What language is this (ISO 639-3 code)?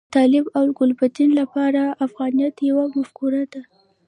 pus